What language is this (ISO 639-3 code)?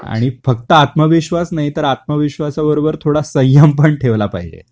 mar